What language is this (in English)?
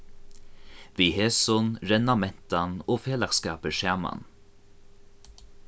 Faroese